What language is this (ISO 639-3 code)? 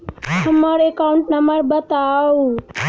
mai